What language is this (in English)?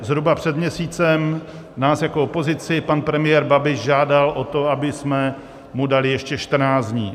Czech